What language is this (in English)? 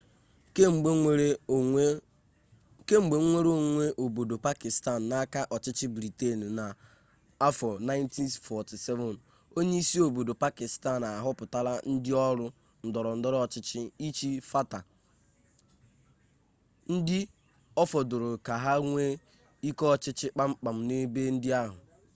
Igbo